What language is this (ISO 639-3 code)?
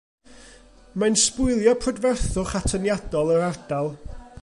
cym